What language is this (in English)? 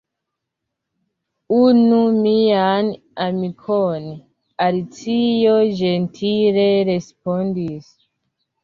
Esperanto